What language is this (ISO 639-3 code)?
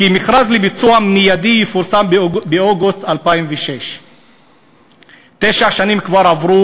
heb